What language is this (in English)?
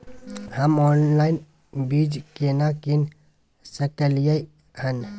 Maithili